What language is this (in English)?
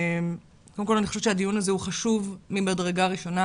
Hebrew